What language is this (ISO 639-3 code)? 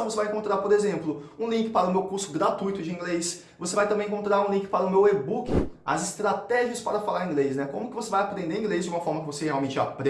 por